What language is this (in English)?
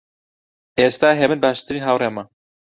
Central Kurdish